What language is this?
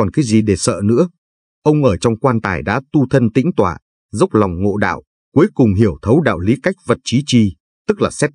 Vietnamese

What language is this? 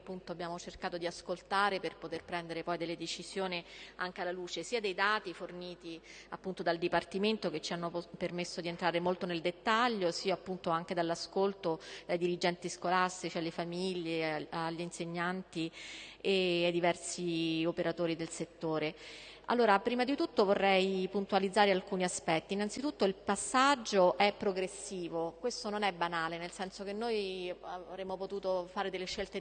Italian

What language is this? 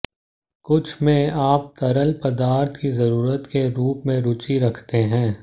Hindi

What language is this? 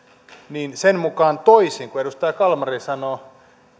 Finnish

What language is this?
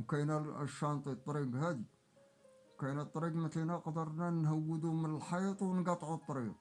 Arabic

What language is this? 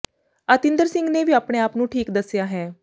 Punjabi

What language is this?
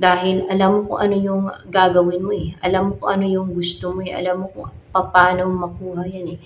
Filipino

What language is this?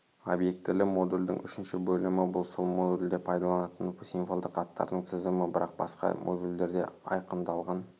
Kazakh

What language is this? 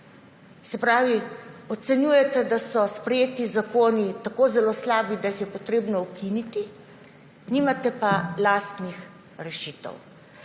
Slovenian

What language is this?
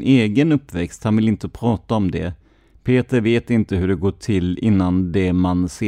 Swedish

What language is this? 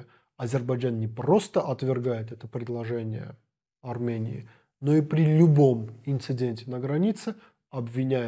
Russian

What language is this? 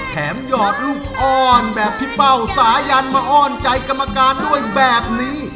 Thai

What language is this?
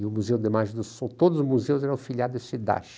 Portuguese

